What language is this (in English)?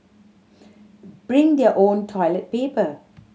English